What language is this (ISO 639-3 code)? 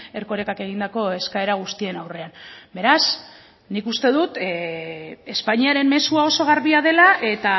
eus